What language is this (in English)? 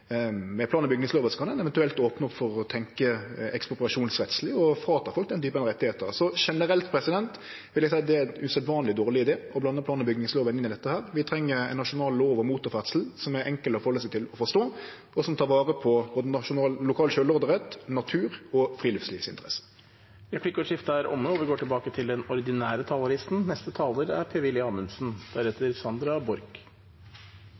Norwegian